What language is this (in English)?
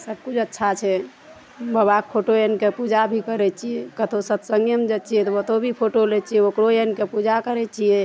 Maithili